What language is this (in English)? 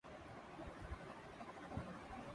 Urdu